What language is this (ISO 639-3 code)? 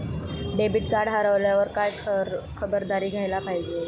mar